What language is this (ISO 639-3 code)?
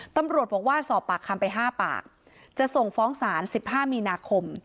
tha